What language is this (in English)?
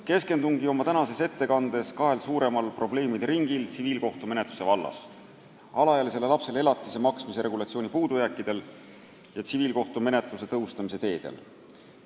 Estonian